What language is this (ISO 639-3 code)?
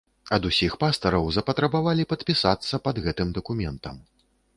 bel